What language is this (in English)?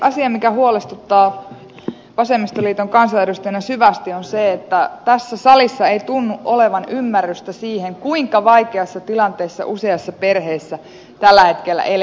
Finnish